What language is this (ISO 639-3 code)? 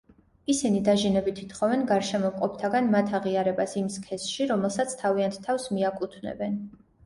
kat